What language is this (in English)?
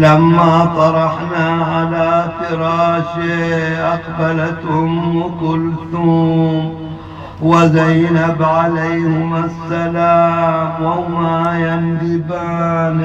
Arabic